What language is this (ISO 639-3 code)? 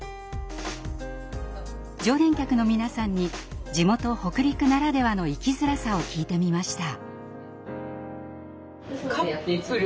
jpn